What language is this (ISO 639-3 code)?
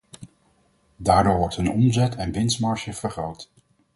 nld